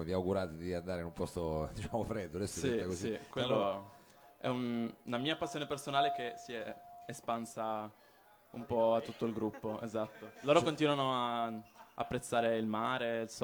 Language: Italian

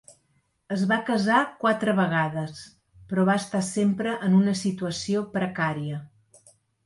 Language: Catalan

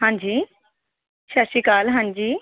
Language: Punjabi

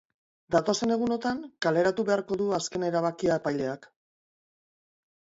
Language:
Basque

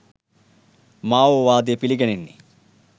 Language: Sinhala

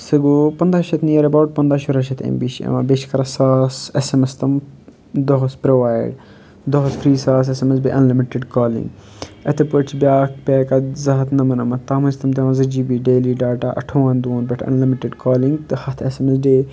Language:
Kashmiri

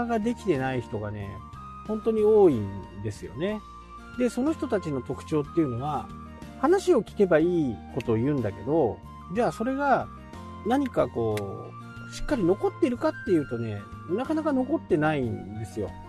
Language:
Japanese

